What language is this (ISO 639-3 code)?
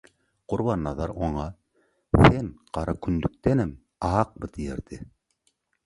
tuk